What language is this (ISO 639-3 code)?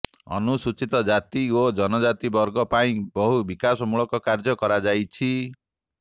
ori